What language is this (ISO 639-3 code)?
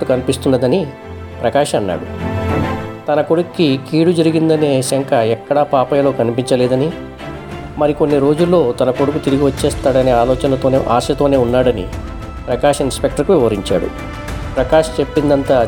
tel